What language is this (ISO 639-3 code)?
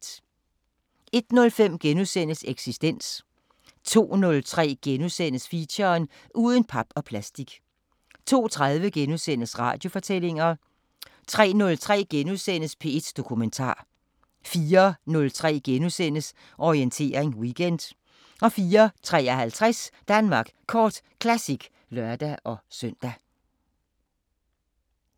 dan